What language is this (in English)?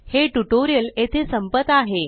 Marathi